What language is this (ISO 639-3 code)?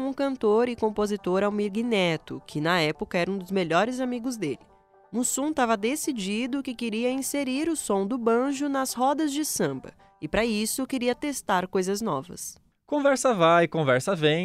por